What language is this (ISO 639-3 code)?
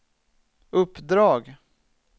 swe